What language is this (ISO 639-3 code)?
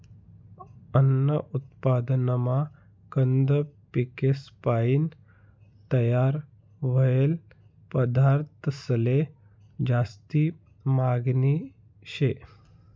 mar